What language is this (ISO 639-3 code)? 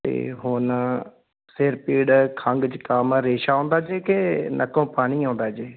pan